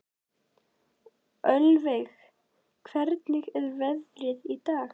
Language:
Icelandic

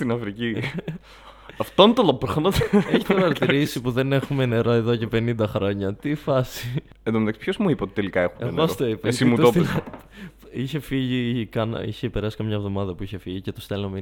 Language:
Greek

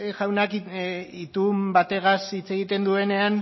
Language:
Basque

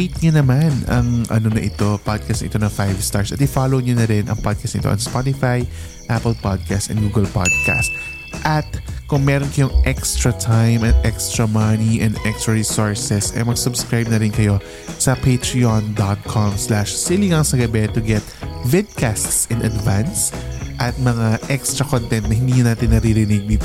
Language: Filipino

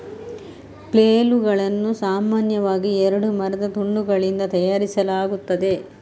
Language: Kannada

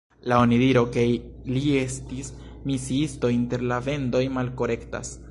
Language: Esperanto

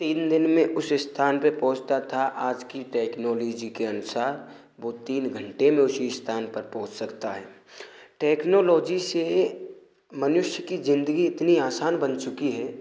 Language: Hindi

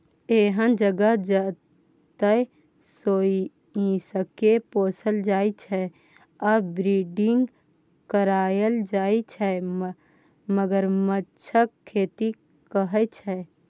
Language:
Maithili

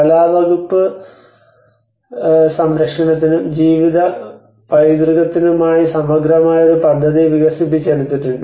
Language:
Malayalam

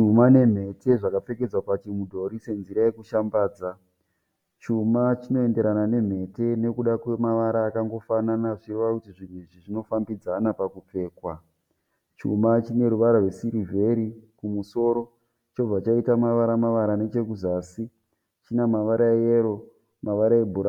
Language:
Shona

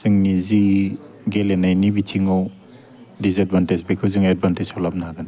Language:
Bodo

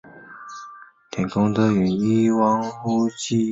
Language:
Chinese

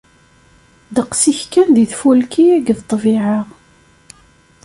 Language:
Kabyle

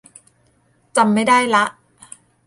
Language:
Thai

